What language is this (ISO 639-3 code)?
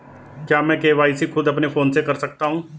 hin